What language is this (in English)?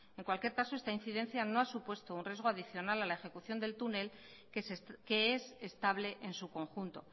Spanish